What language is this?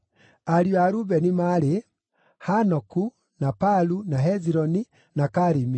Kikuyu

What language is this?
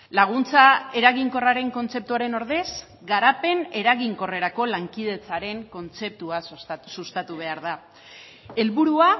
Basque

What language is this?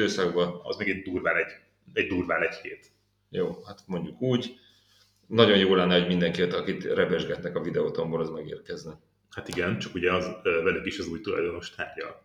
Hungarian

